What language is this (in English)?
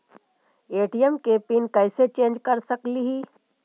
Magahi